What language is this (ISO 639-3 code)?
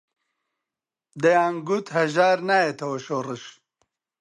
ckb